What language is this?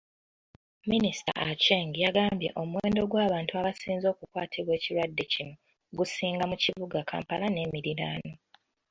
Ganda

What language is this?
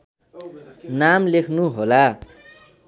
Nepali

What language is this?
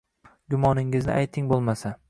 Uzbek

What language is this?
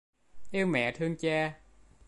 Vietnamese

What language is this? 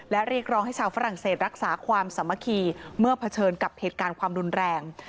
Thai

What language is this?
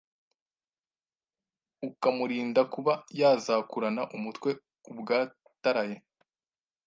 Kinyarwanda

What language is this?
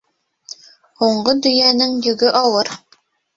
Bashkir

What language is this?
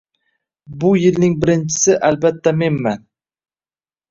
Uzbek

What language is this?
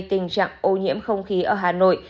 Vietnamese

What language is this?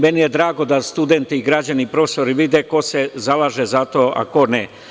Serbian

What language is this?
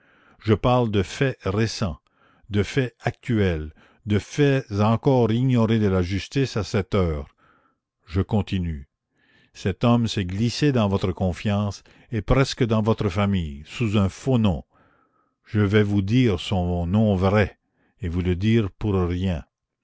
French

